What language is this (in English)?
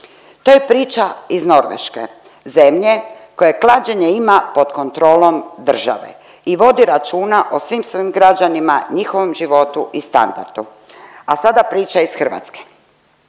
Croatian